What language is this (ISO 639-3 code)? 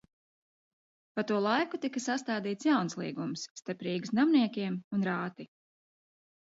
lav